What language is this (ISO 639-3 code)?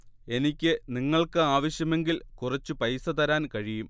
mal